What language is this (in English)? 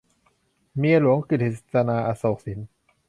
Thai